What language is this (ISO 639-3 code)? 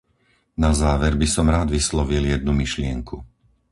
slk